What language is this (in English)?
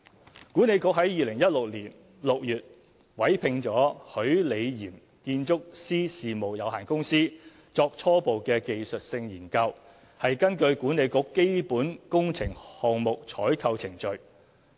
Cantonese